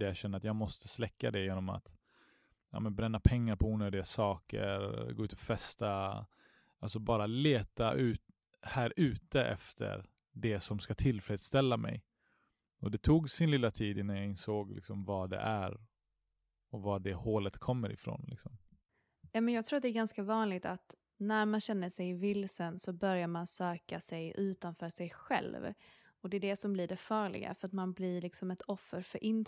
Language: Swedish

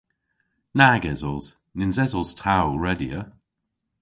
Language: Cornish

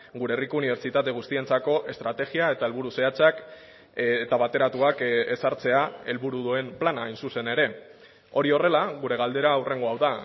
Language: Basque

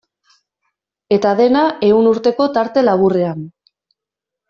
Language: Basque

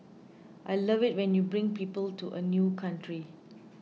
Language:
English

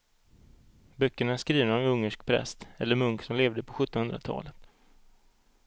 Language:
Swedish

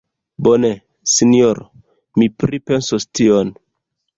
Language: Esperanto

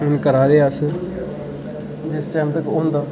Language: Dogri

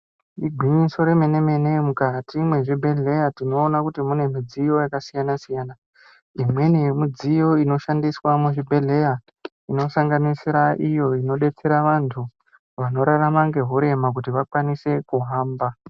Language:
Ndau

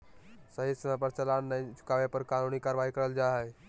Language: Magahi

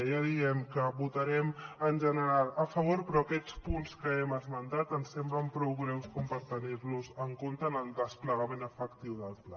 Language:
Catalan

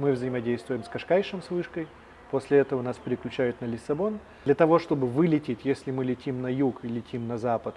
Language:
Russian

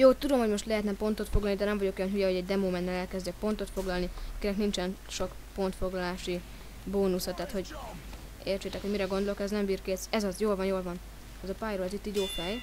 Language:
Hungarian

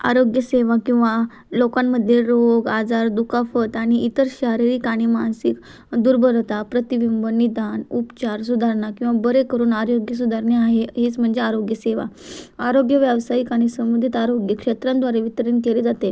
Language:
Marathi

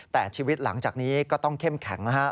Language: Thai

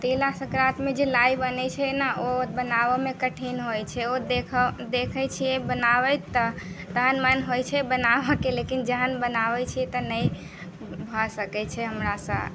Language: Maithili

